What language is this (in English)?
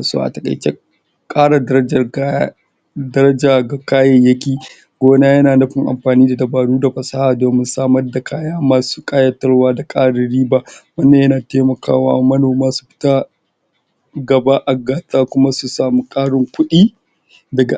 Hausa